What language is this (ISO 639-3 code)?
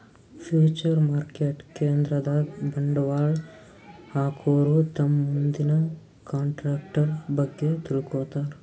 kan